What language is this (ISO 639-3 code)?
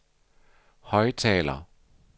dan